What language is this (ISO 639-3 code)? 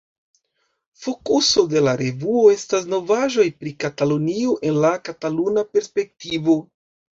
epo